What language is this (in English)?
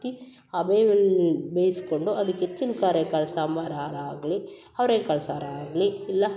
Kannada